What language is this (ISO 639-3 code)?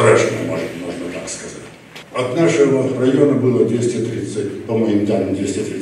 rus